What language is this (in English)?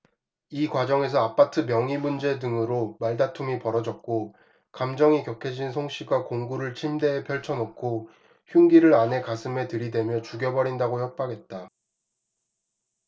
Korean